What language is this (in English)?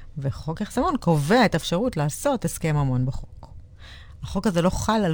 Hebrew